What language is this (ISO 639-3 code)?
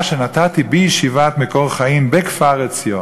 heb